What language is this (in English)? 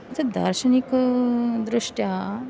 Sanskrit